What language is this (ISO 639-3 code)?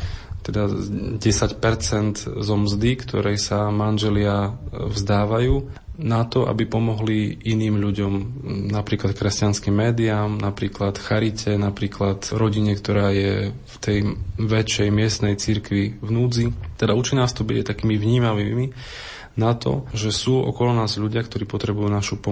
slk